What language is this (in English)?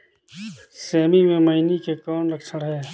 Chhattisgarhi